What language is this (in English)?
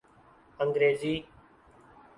Urdu